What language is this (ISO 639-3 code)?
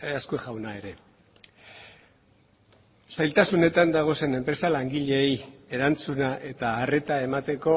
eus